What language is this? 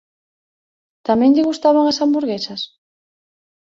Galician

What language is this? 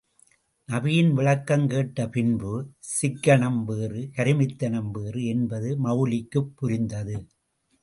Tamil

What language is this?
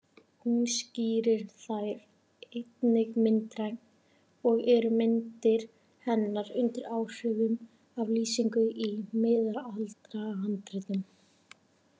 Icelandic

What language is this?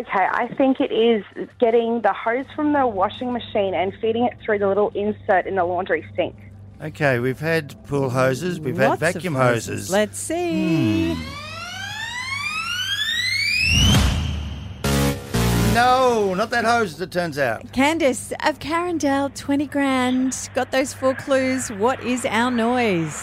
English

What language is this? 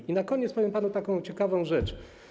Polish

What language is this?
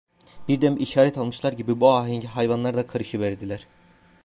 Turkish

